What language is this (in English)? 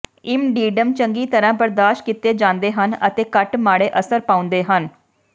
Punjabi